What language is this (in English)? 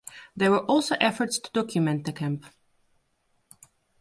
English